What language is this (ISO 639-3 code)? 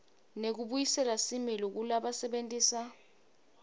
ssw